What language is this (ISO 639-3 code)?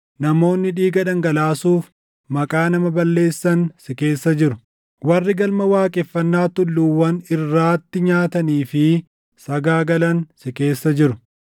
orm